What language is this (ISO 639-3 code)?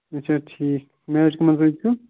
kas